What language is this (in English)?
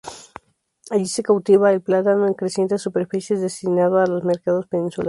Spanish